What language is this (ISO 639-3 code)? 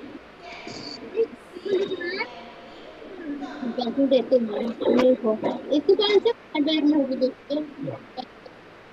spa